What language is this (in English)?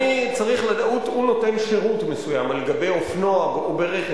Hebrew